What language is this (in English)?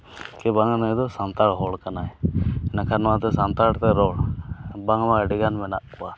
Santali